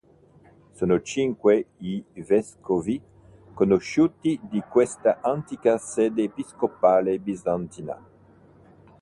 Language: Italian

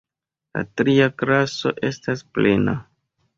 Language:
Esperanto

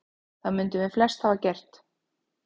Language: Icelandic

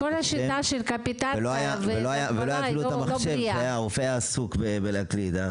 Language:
Hebrew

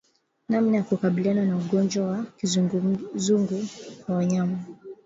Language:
Swahili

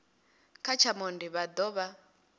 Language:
Venda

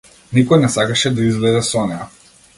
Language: Macedonian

